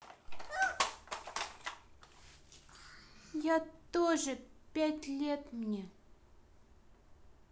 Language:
Russian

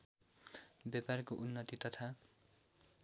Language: Nepali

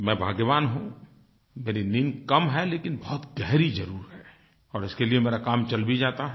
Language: Hindi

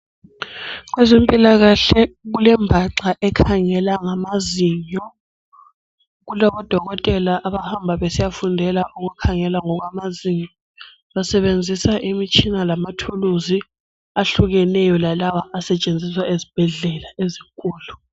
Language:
North Ndebele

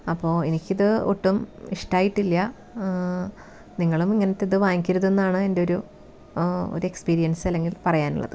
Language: Malayalam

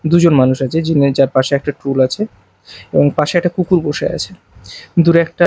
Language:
Bangla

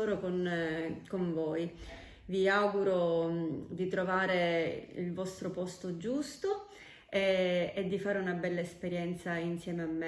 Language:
Italian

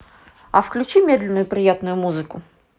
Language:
Russian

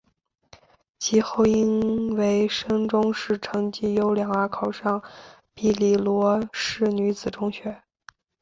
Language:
Chinese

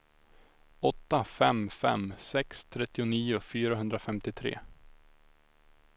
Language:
Swedish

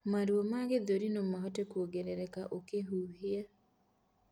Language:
Kikuyu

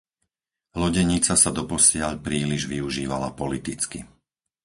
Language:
Slovak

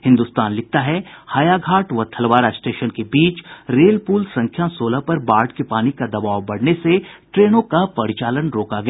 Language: Hindi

